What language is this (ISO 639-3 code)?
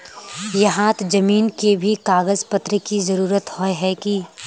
mag